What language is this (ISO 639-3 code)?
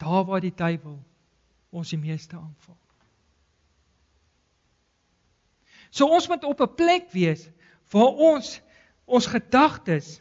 nld